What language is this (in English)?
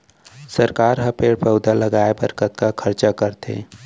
Chhattisgarhi